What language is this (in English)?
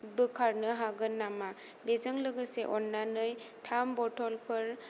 Bodo